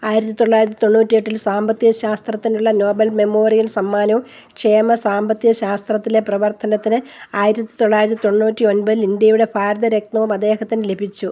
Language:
Malayalam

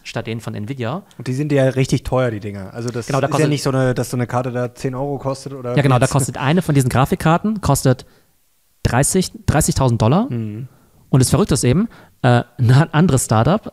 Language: German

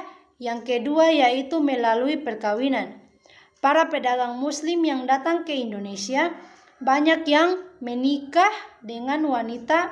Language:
Indonesian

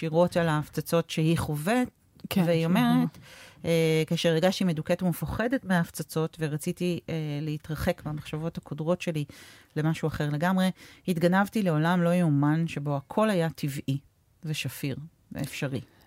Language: Hebrew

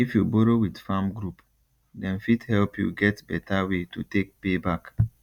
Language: Nigerian Pidgin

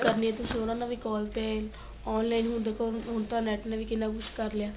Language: Punjabi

